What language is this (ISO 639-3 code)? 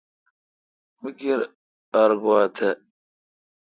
xka